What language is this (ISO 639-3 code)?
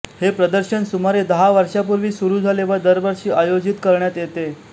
mar